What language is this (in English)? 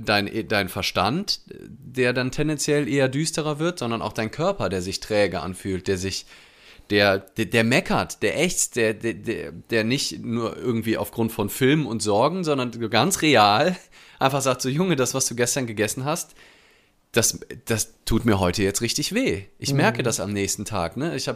German